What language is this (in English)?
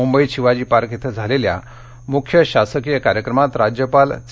Marathi